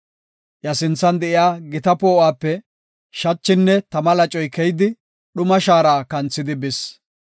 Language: Gofa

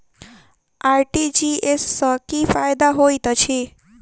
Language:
Maithili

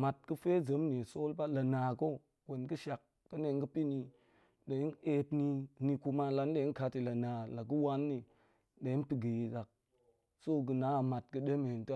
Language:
Goemai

